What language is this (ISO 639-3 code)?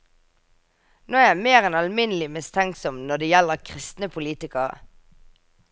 nor